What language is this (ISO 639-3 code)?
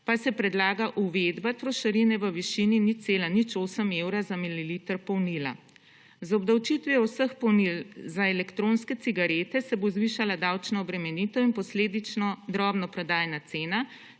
slv